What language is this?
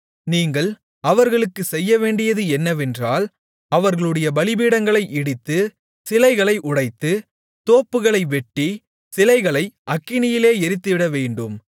Tamil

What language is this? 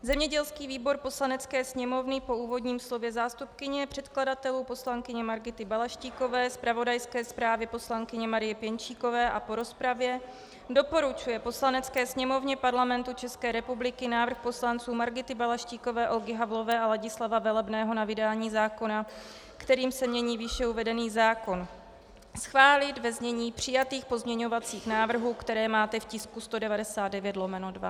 Czech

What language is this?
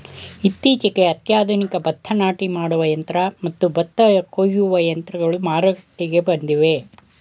Kannada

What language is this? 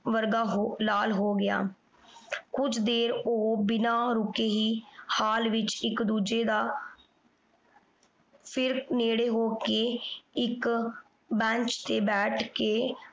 Punjabi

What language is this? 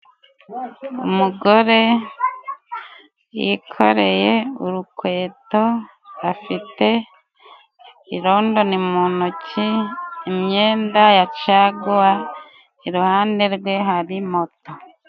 Kinyarwanda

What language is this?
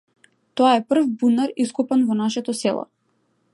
Macedonian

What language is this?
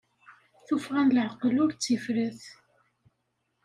Kabyle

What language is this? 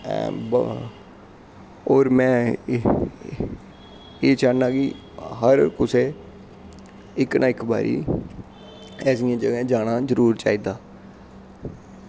Dogri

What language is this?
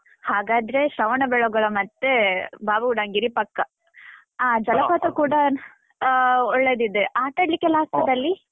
Kannada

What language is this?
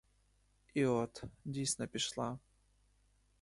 Ukrainian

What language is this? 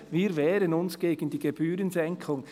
Swiss German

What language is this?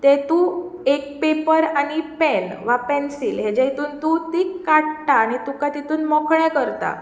Konkani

